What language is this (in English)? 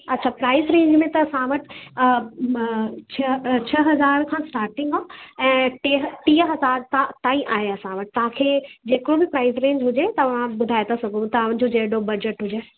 Sindhi